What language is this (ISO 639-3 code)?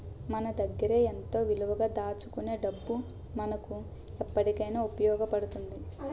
tel